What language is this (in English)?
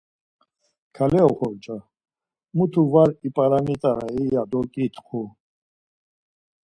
Laz